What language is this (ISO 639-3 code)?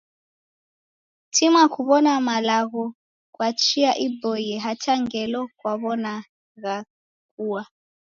dav